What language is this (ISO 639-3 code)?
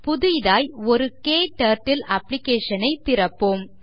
tam